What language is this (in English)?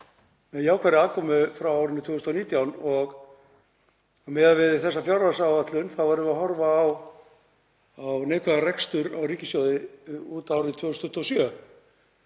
Icelandic